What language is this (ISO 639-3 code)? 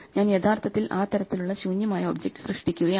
mal